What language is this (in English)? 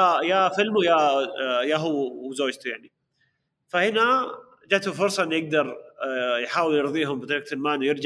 Arabic